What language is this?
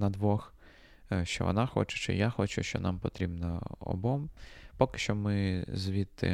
Ukrainian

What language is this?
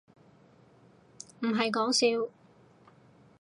Cantonese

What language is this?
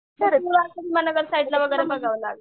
Marathi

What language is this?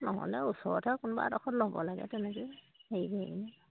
Assamese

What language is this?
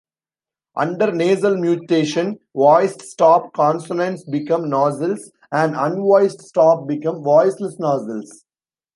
English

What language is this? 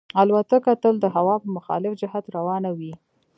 Pashto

